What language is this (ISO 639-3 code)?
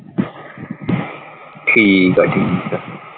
pan